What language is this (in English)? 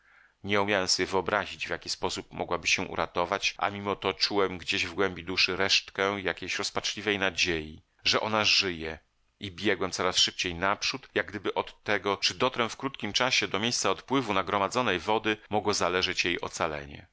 Polish